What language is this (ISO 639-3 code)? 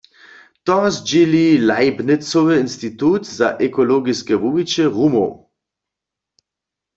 hsb